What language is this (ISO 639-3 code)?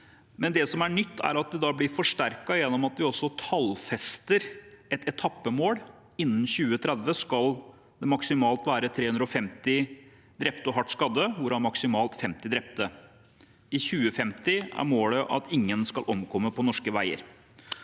nor